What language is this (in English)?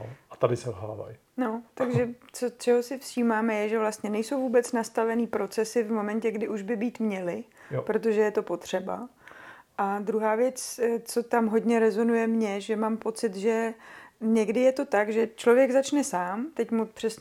Czech